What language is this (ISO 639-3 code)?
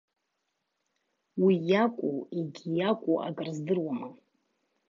abk